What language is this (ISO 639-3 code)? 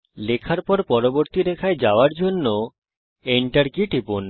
ben